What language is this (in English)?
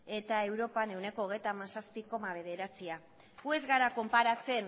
Basque